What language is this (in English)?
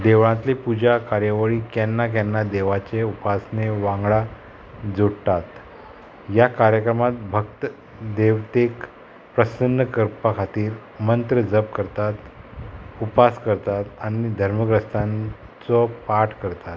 Konkani